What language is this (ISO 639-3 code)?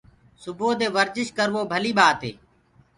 ggg